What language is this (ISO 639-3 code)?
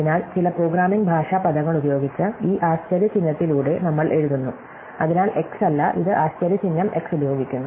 mal